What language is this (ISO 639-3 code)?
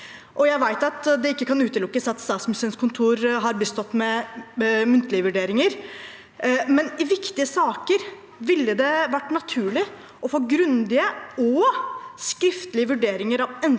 nor